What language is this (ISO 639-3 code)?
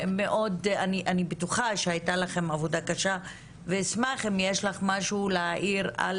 heb